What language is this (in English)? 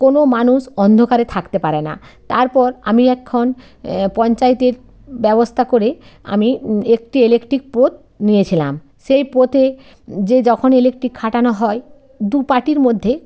Bangla